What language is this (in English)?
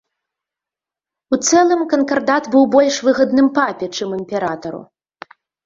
Belarusian